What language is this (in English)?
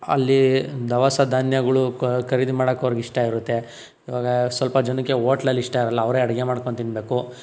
Kannada